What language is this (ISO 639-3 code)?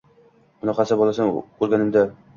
uzb